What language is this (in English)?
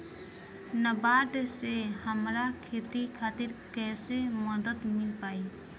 Bhojpuri